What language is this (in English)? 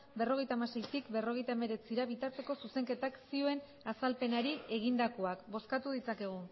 Basque